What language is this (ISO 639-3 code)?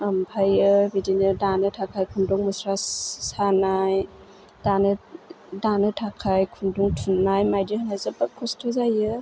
brx